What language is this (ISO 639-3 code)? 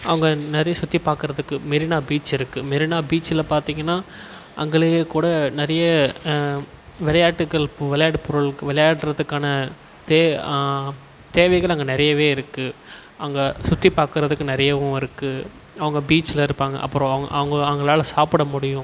tam